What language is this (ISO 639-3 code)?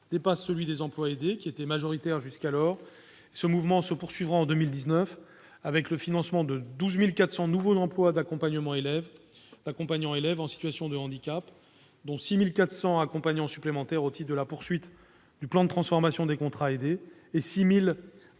fra